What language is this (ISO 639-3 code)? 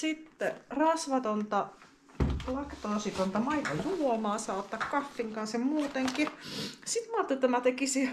fin